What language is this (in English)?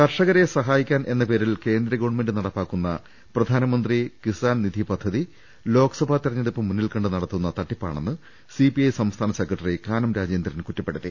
Malayalam